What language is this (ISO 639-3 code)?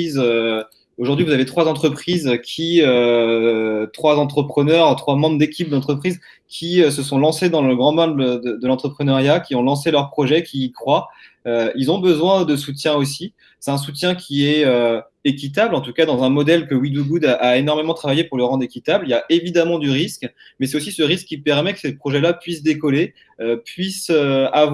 fra